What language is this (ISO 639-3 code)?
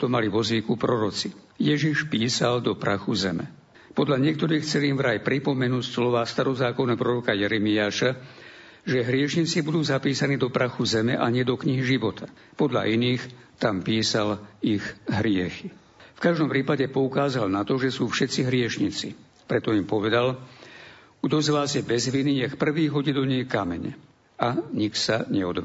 slk